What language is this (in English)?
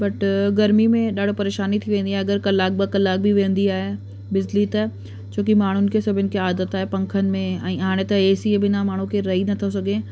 Sindhi